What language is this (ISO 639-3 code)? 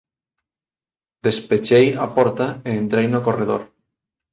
glg